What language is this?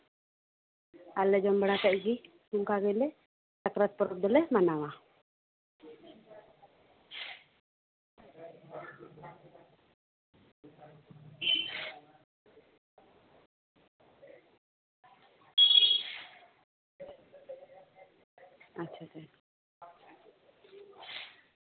Santali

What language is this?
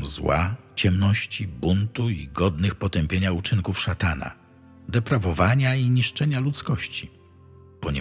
Polish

